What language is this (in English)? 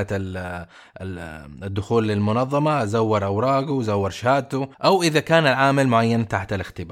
Arabic